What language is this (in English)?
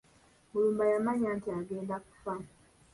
Ganda